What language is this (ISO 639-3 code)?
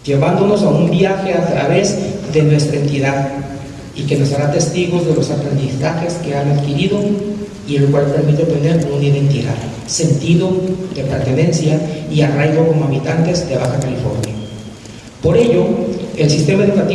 spa